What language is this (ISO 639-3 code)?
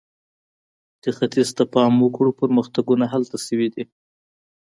pus